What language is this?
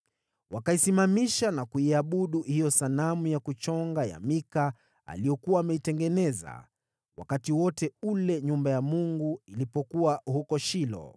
Swahili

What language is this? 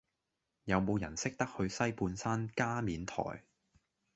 Cantonese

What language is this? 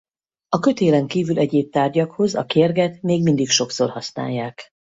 Hungarian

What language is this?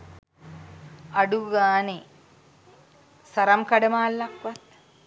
Sinhala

